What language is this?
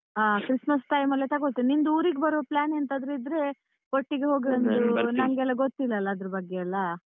Kannada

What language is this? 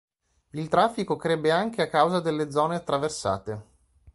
Italian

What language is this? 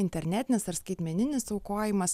Lithuanian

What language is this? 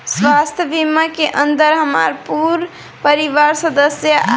Bhojpuri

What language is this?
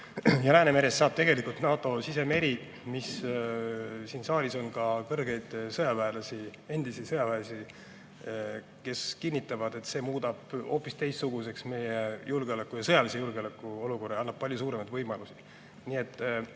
Estonian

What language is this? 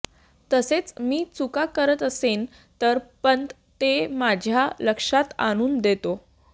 Marathi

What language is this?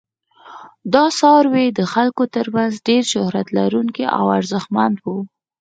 Pashto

